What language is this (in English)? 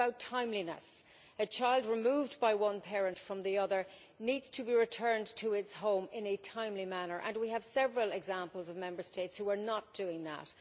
English